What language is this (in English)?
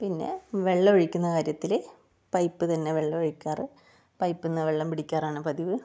Malayalam